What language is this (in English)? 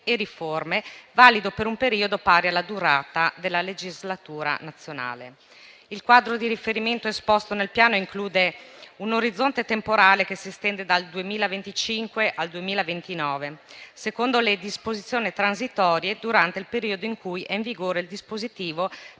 Italian